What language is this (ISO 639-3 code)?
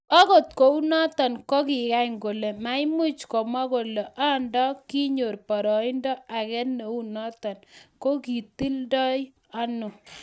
kln